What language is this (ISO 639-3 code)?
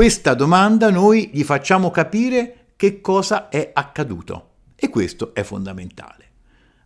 ita